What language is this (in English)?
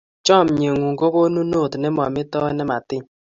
Kalenjin